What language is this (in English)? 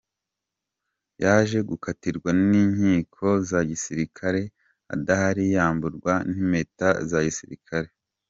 Kinyarwanda